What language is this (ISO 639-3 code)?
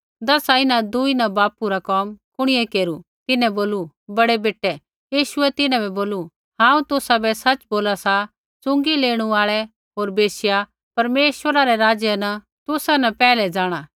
kfx